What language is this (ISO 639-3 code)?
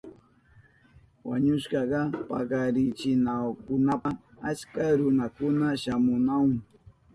qup